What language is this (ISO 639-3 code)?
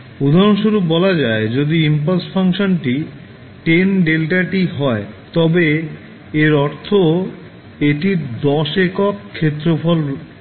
ben